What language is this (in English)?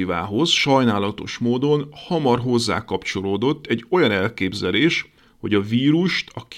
Hungarian